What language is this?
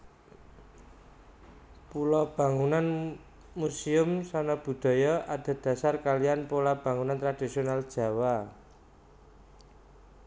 Javanese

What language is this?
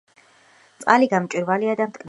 Georgian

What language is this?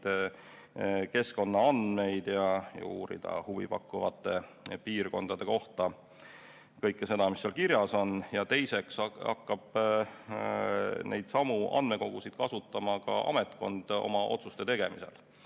Estonian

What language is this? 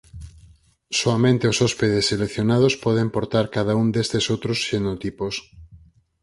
Galician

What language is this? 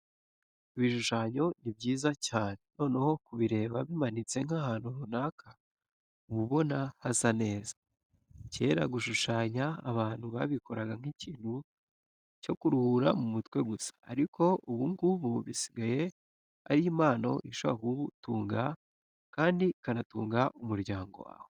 Kinyarwanda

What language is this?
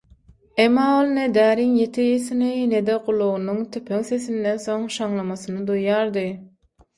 Turkmen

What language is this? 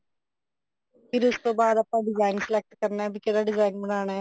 Punjabi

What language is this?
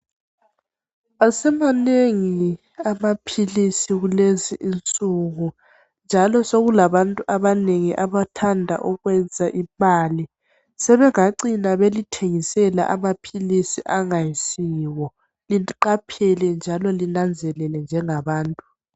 North Ndebele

